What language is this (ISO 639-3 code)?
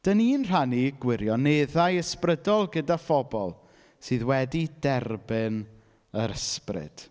cym